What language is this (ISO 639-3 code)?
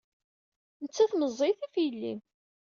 kab